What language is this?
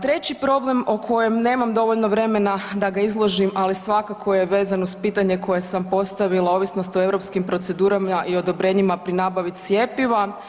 Croatian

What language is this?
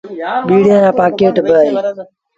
Sindhi Bhil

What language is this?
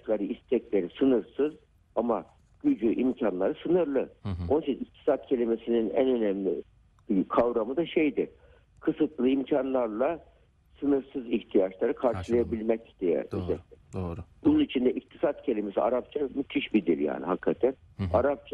Turkish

